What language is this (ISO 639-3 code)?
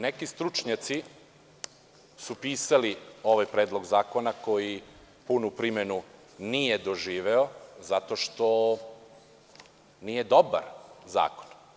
srp